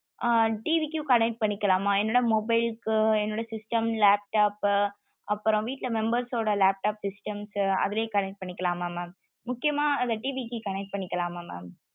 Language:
Tamil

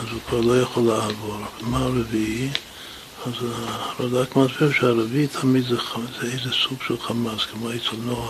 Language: Hebrew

